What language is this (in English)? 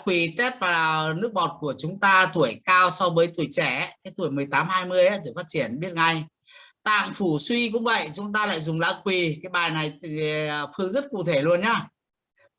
Vietnamese